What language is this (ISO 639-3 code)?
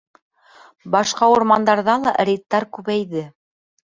bak